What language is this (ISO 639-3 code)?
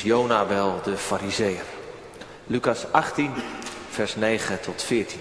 nld